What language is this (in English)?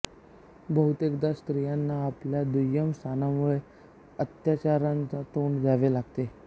Marathi